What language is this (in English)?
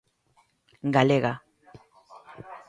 Galician